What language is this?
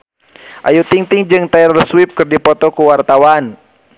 Sundanese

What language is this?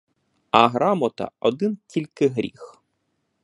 Ukrainian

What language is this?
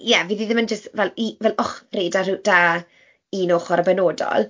Welsh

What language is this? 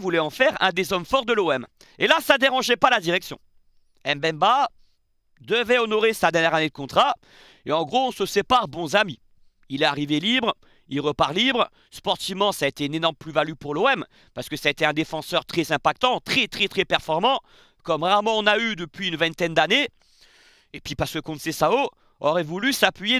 French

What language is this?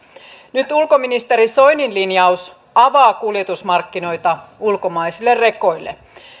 Finnish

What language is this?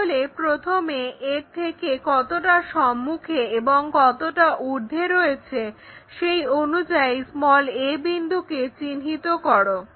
Bangla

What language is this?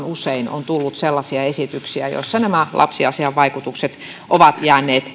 Finnish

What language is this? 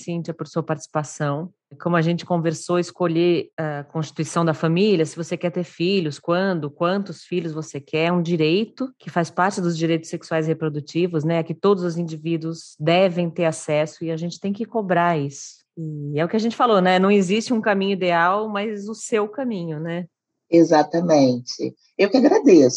Portuguese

